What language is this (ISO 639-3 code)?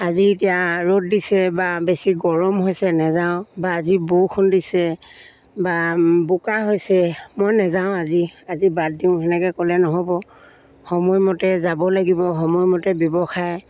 asm